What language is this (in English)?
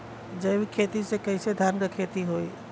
Bhojpuri